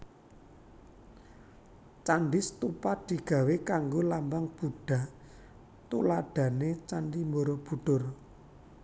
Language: Javanese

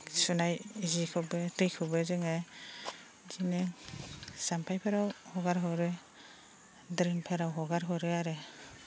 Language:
Bodo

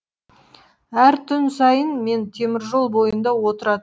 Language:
Kazakh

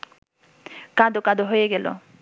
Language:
Bangla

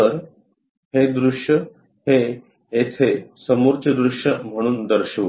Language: Marathi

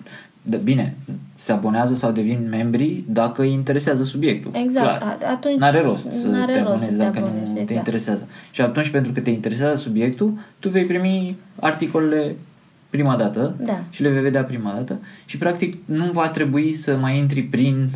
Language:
Romanian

